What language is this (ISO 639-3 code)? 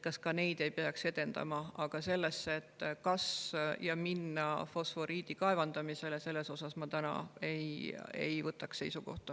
est